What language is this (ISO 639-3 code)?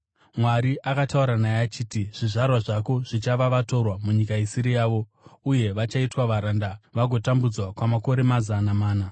sna